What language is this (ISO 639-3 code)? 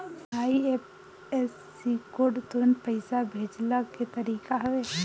bho